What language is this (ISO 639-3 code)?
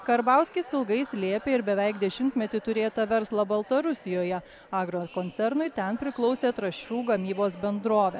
lit